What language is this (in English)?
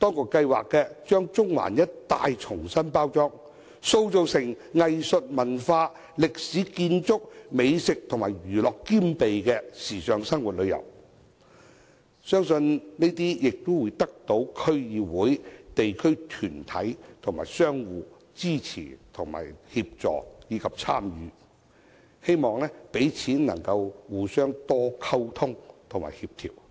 Cantonese